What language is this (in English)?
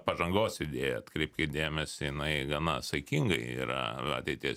Lithuanian